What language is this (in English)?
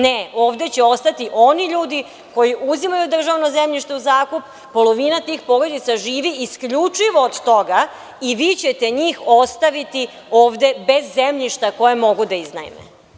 Serbian